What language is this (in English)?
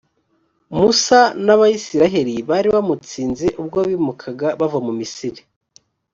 Kinyarwanda